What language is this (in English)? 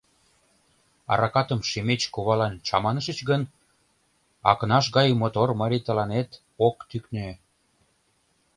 Mari